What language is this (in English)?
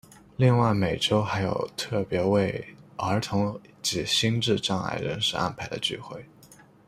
Chinese